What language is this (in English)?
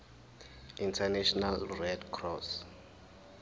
Zulu